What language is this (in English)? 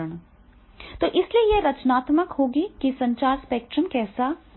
Hindi